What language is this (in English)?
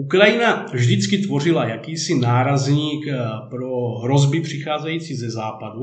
Czech